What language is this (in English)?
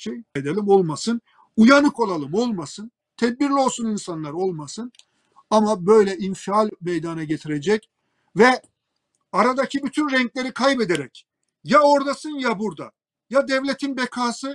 Turkish